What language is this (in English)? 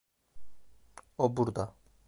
Turkish